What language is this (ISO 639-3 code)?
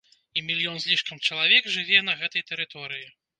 bel